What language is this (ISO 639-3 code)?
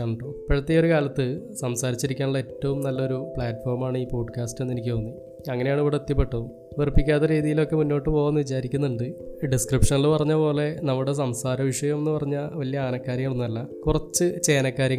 mal